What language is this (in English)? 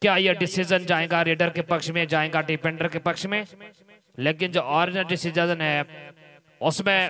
Hindi